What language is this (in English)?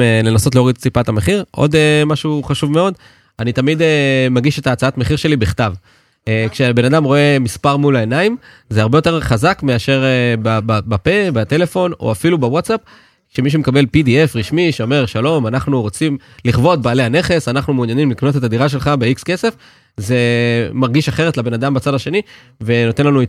Hebrew